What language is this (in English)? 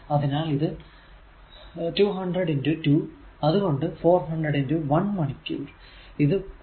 Malayalam